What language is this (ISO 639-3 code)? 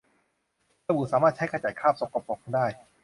tha